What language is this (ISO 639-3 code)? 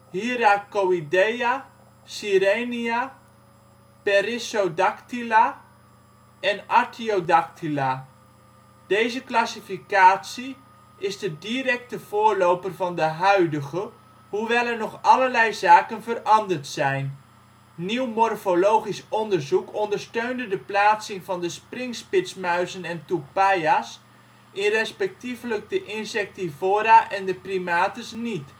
nld